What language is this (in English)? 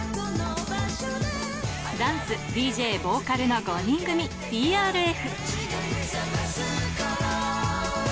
Japanese